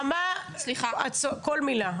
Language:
Hebrew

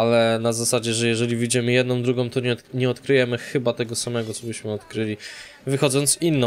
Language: Polish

